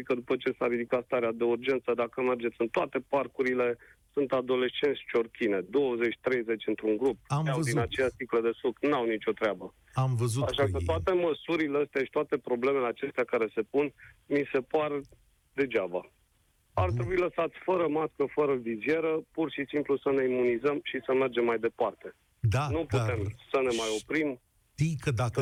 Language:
Romanian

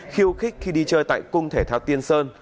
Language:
Vietnamese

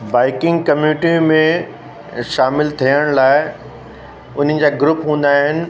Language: Sindhi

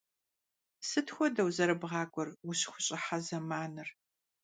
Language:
Kabardian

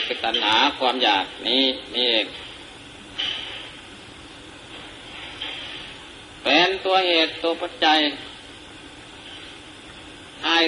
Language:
Thai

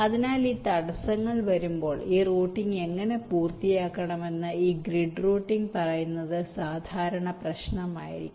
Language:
Malayalam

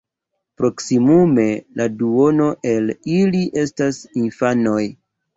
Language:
Esperanto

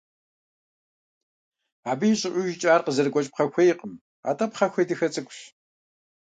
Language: Kabardian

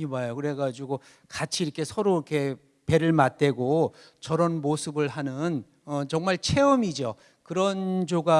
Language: Korean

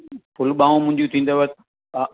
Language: Sindhi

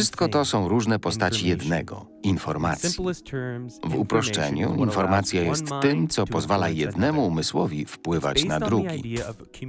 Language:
Polish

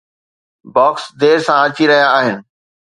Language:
Sindhi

